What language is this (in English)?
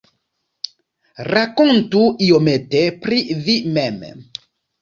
Esperanto